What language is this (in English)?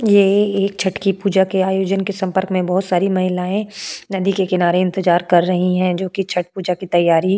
Hindi